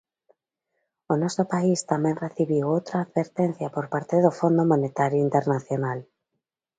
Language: Galician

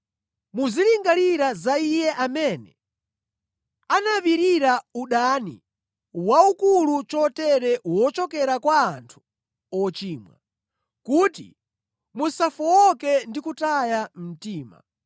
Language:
Nyanja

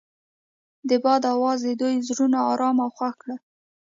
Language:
Pashto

